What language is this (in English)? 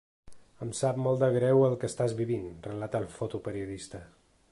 Catalan